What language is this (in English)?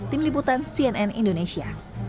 Indonesian